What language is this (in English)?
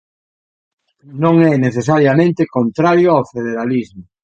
Galician